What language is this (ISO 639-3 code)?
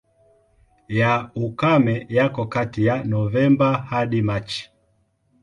swa